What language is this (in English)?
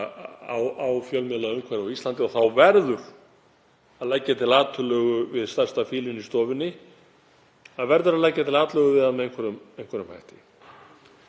Icelandic